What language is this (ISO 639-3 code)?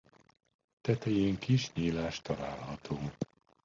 hun